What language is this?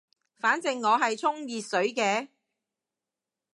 Cantonese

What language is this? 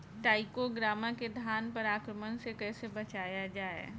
Bhojpuri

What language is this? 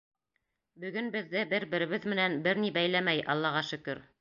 Bashkir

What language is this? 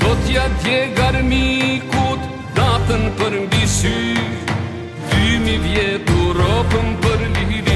Romanian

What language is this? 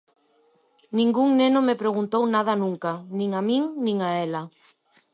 Galician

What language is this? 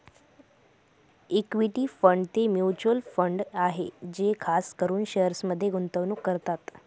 Marathi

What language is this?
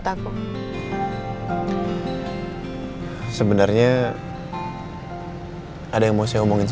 Indonesian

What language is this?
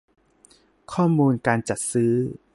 Thai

